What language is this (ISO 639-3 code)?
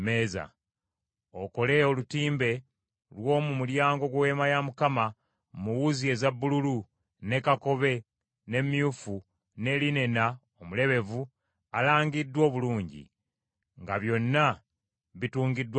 lug